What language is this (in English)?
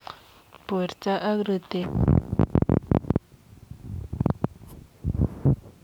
Kalenjin